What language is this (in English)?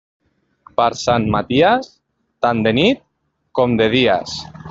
Catalan